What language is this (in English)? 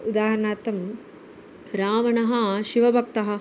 Sanskrit